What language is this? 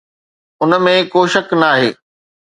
Sindhi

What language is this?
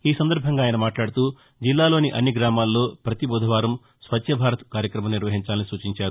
Telugu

